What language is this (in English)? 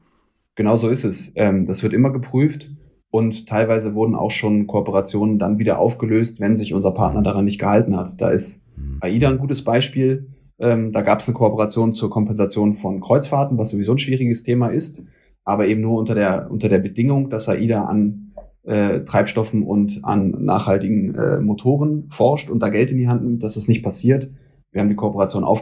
German